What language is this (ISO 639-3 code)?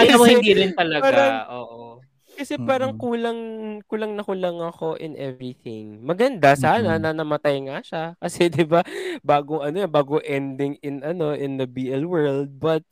fil